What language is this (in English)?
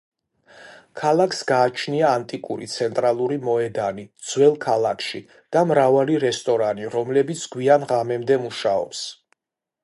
Georgian